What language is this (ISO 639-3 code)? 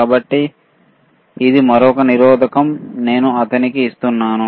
tel